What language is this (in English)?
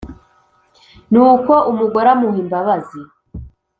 Kinyarwanda